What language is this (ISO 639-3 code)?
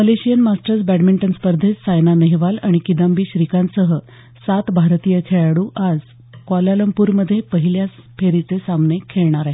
mar